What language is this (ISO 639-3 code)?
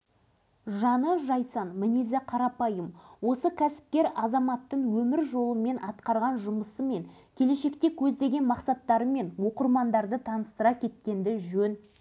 kaz